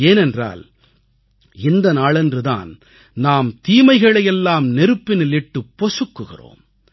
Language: Tamil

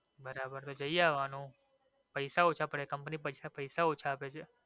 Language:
Gujarati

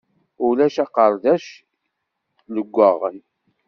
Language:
Kabyle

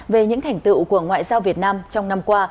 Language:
Vietnamese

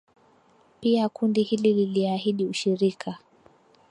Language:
Swahili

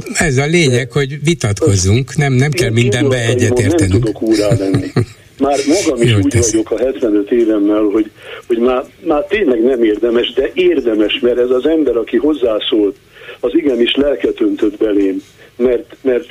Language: Hungarian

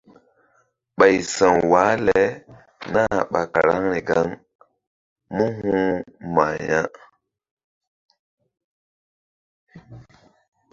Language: Mbum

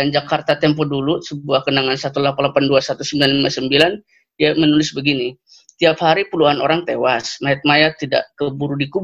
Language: Indonesian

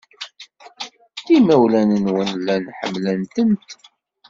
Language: Kabyle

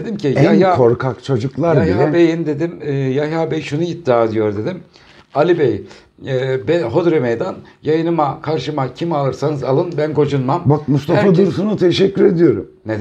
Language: Turkish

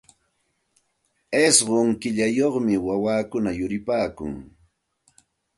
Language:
Santa Ana de Tusi Pasco Quechua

